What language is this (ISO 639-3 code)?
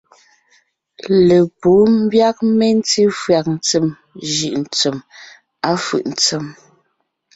nnh